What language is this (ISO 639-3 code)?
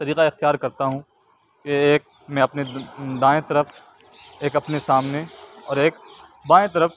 urd